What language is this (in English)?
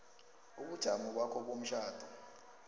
South Ndebele